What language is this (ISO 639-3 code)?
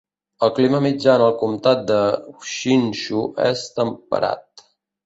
cat